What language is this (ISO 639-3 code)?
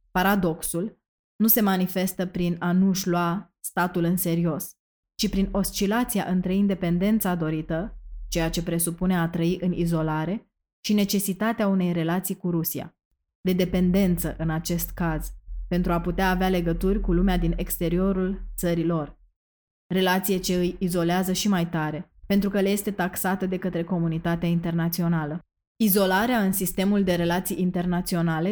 ron